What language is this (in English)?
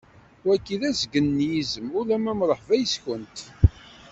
Kabyle